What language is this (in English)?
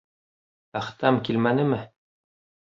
Bashkir